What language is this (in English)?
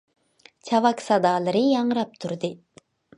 Uyghur